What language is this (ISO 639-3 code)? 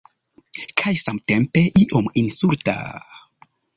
epo